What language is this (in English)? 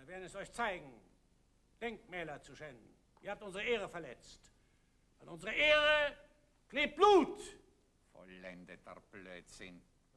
German